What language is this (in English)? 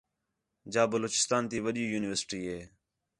Khetrani